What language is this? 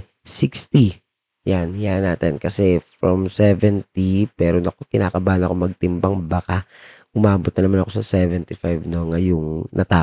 Filipino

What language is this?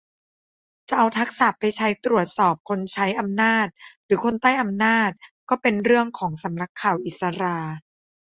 Thai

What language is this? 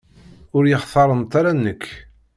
Kabyle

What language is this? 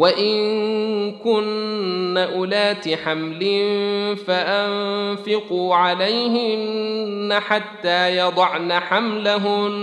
Arabic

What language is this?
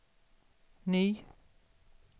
Swedish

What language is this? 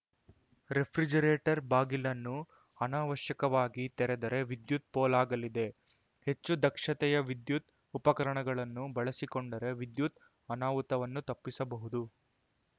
Kannada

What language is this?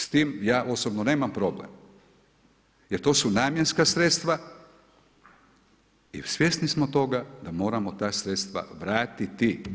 Croatian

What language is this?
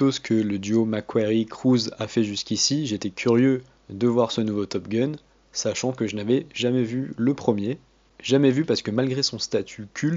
French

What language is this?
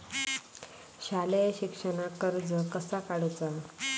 Marathi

